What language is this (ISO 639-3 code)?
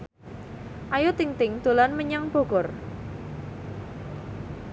jav